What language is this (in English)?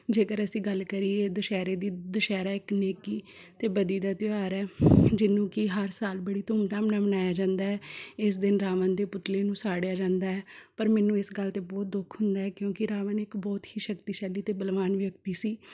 Punjabi